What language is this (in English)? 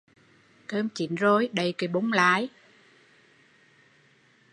Vietnamese